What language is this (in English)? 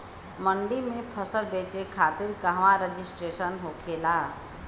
Bhojpuri